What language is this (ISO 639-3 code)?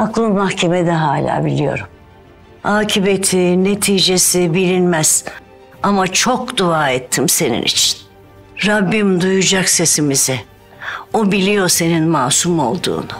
tur